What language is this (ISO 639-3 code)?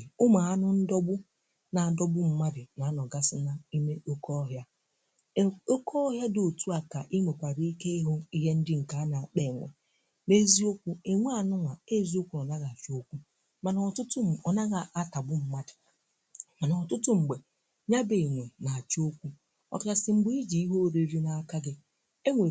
ibo